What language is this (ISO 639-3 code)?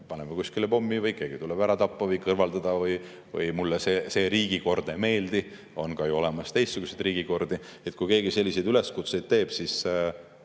est